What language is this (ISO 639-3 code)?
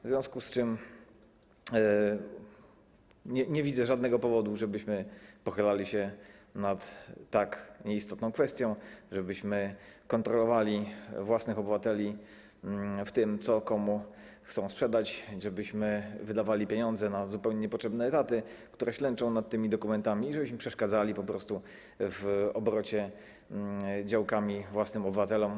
pol